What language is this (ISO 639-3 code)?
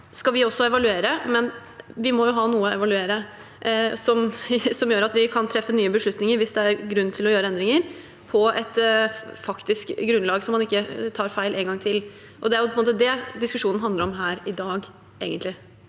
nor